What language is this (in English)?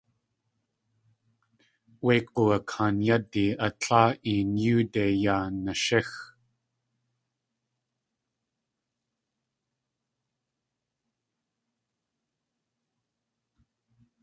Tlingit